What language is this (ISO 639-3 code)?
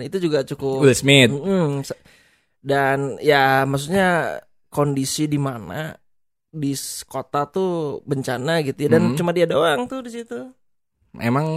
ind